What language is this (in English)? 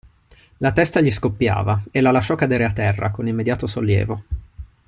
Italian